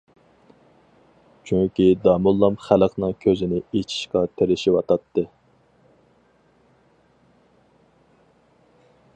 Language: Uyghur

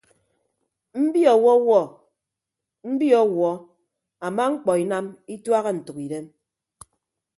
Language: Ibibio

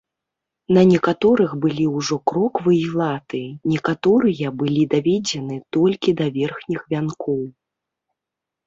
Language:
Belarusian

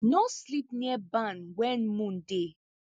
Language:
Nigerian Pidgin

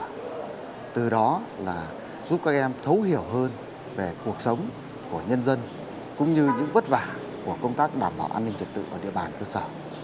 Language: Vietnamese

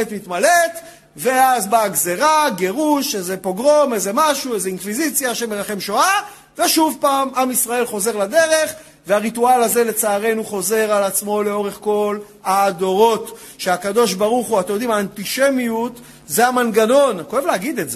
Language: Hebrew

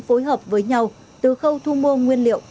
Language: Vietnamese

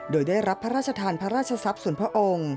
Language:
Thai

